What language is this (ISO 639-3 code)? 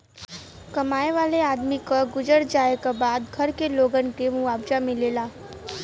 bho